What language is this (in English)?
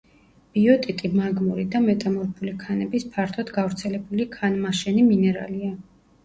Georgian